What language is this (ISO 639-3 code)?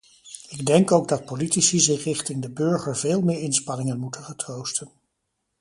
nld